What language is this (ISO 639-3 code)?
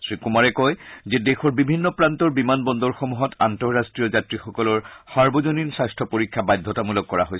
asm